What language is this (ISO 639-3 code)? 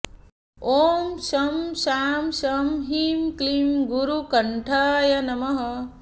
san